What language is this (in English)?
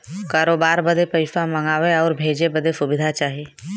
Bhojpuri